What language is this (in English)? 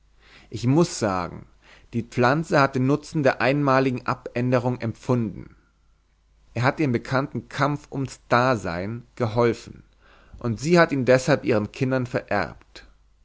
German